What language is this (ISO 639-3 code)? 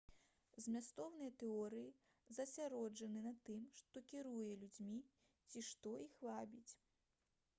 bel